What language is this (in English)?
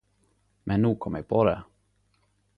Norwegian Nynorsk